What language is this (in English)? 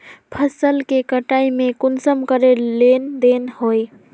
Magahi